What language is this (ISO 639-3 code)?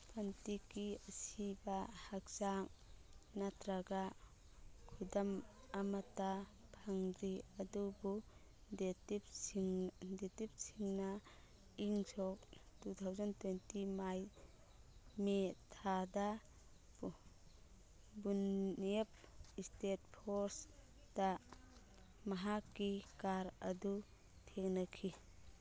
mni